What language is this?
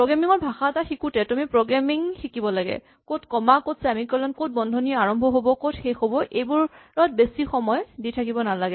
Assamese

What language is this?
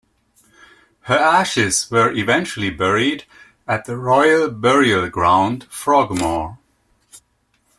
English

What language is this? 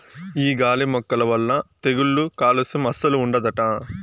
Telugu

